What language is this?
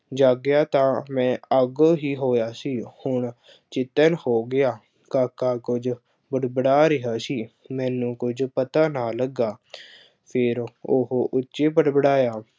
Punjabi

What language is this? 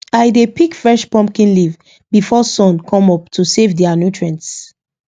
Nigerian Pidgin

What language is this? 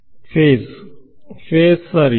Kannada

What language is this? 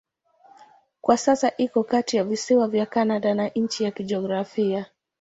Swahili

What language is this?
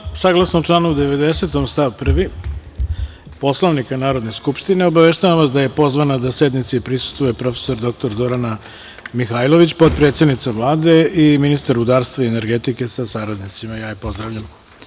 Serbian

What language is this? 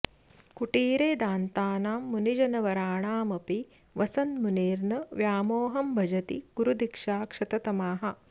Sanskrit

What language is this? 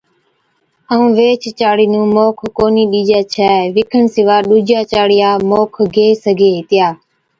Od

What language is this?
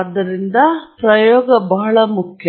Kannada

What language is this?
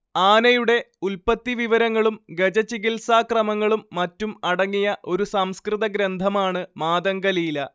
Malayalam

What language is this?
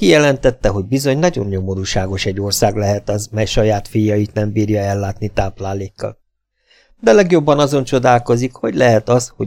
Hungarian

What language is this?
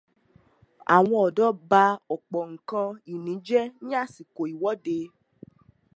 Yoruba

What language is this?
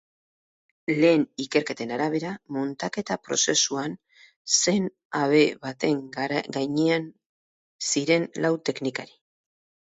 Basque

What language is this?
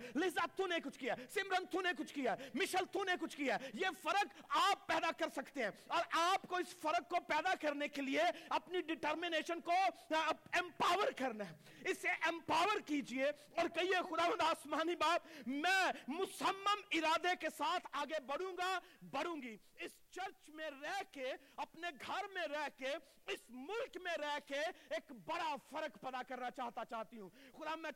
Urdu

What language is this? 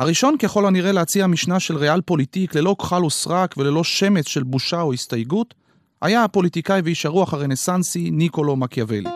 Hebrew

